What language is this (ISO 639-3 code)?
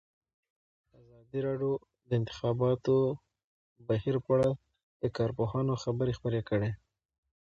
pus